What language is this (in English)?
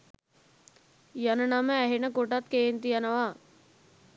Sinhala